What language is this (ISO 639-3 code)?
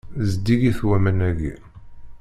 kab